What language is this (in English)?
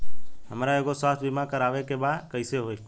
Bhojpuri